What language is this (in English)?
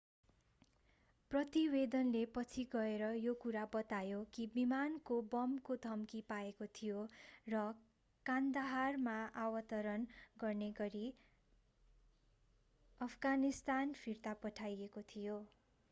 Nepali